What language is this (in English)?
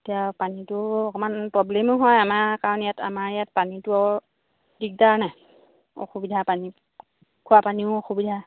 Assamese